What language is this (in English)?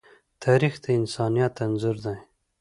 Pashto